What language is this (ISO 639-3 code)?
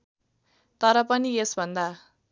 nep